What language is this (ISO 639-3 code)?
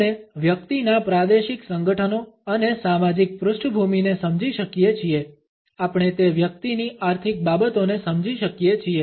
guj